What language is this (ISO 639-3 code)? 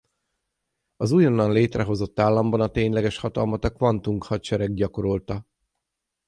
hun